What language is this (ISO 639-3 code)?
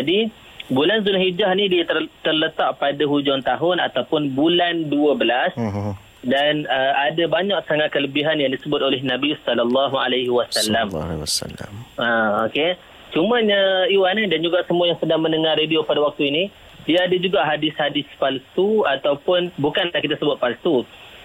msa